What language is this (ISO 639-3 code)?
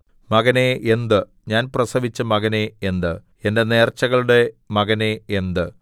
mal